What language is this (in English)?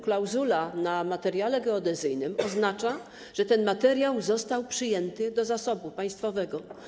Polish